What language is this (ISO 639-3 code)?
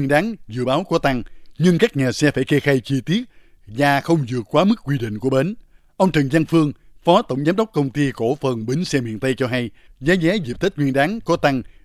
vie